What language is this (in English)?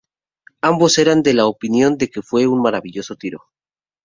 Spanish